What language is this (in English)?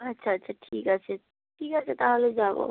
Bangla